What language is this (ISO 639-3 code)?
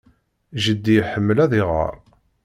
kab